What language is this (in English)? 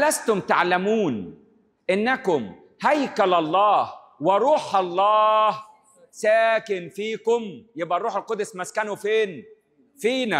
Arabic